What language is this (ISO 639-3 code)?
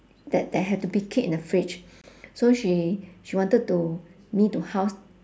eng